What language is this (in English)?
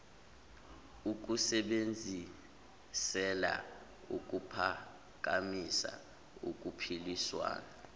Zulu